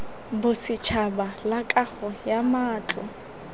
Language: Tswana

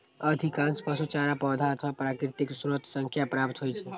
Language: Maithili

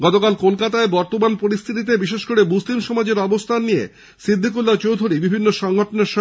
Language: Bangla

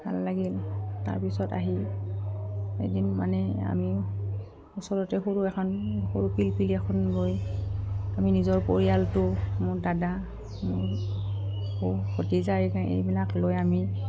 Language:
Assamese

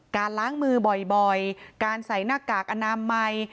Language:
Thai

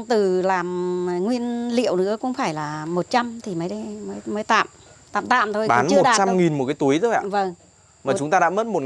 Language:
Vietnamese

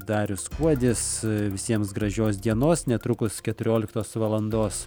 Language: Lithuanian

